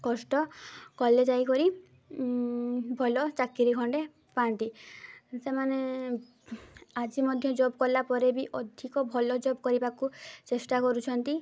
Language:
Odia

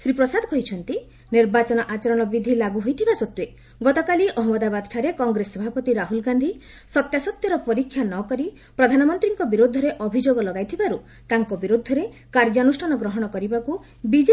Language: Odia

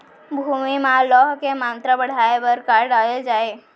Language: Chhattisgarhi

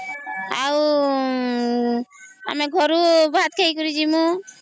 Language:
Odia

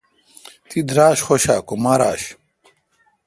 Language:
Kalkoti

